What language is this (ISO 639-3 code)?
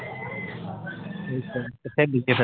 pan